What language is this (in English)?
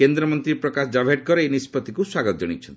Odia